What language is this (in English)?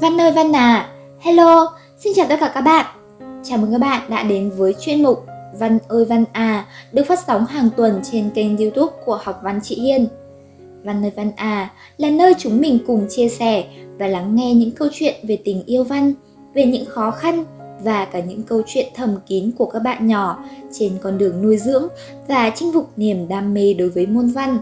Vietnamese